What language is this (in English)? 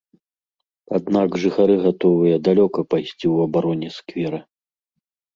Belarusian